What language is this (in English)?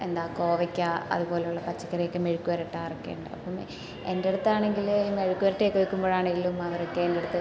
Malayalam